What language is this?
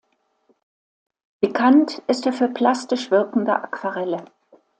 German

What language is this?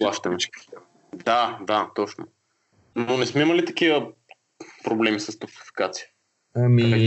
Bulgarian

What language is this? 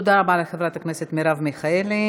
Hebrew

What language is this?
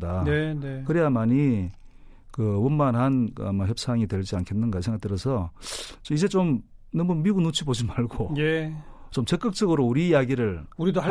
Korean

